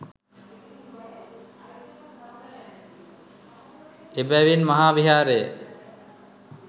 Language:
Sinhala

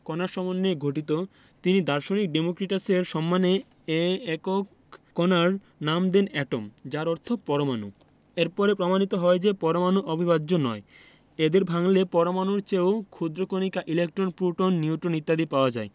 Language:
Bangla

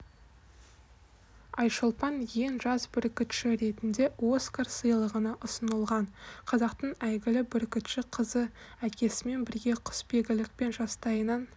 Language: Kazakh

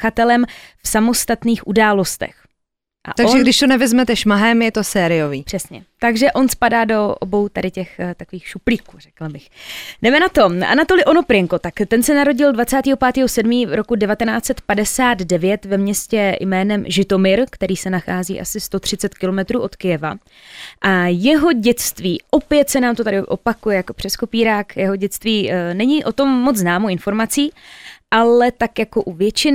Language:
Czech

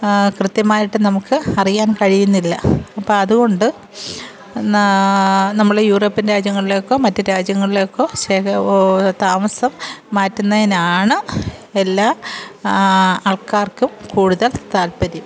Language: Malayalam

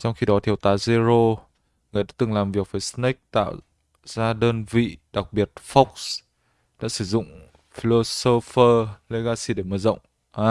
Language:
Vietnamese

